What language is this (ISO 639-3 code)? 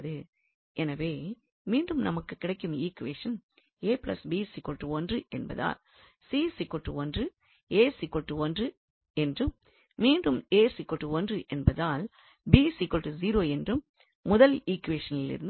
tam